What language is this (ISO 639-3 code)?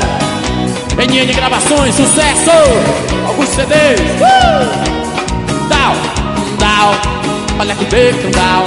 por